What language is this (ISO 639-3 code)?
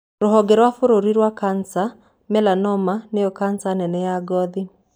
kik